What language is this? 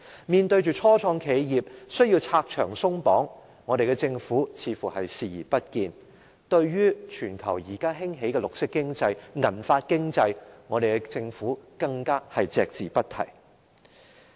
Cantonese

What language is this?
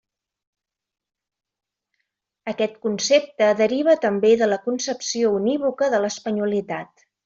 Catalan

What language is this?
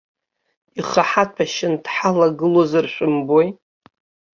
Abkhazian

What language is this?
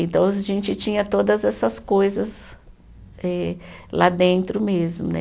Portuguese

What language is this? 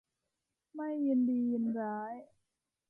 Thai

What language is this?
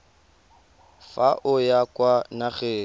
Tswana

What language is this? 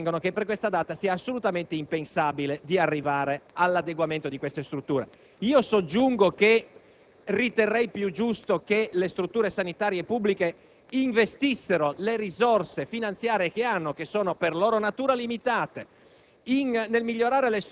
Italian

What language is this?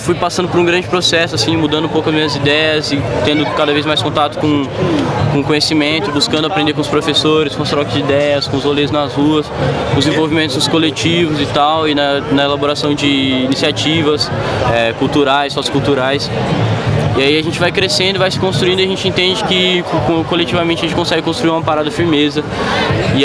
Portuguese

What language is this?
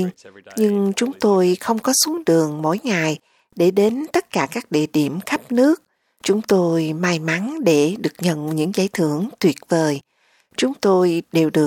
Vietnamese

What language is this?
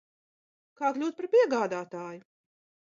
Latvian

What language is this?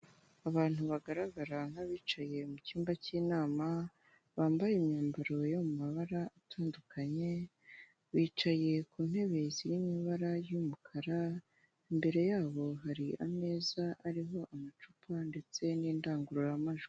Kinyarwanda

